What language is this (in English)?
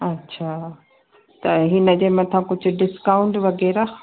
Sindhi